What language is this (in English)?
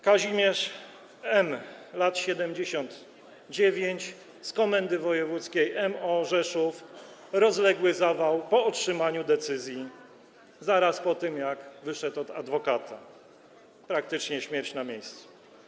Polish